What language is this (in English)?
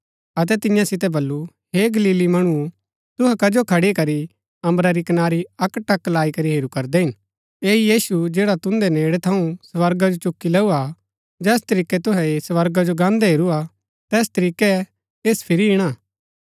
Gaddi